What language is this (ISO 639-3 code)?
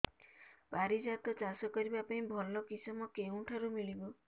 ori